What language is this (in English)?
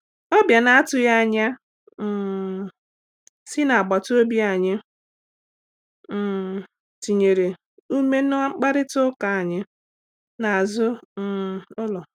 Igbo